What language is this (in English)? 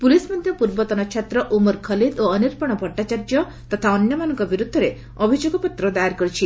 Odia